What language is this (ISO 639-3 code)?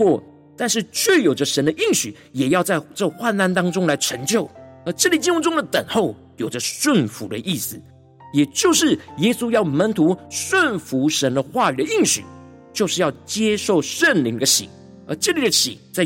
zho